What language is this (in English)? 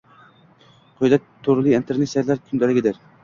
Uzbek